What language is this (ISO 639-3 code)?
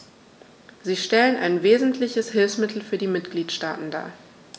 deu